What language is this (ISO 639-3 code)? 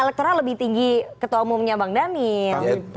ind